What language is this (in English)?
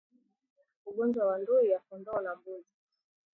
Swahili